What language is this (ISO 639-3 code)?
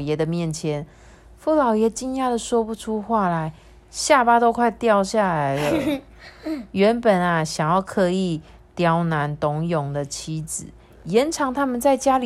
zho